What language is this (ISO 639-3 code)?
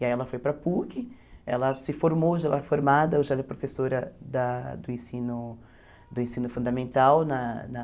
por